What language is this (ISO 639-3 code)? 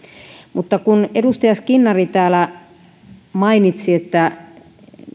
fin